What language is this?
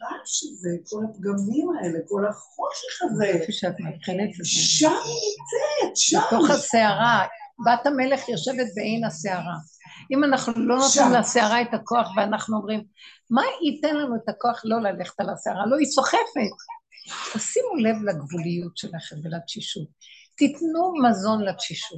Hebrew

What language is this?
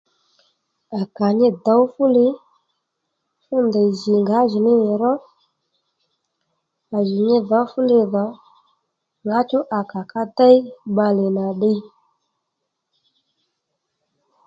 Lendu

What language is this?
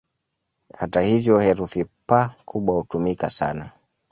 Swahili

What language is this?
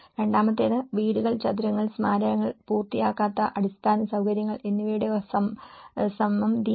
Malayalam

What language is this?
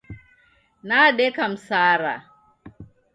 Taita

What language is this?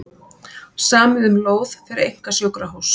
Icelandic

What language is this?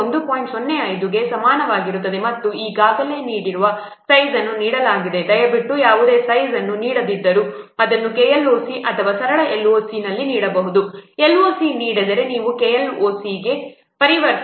Kannada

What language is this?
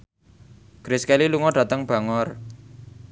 Javanese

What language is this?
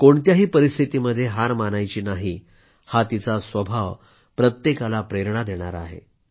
Marathi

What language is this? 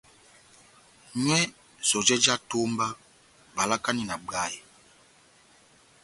Batanga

